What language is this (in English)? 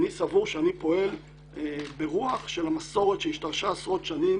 Hebrew